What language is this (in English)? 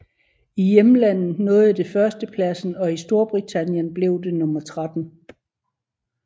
Danish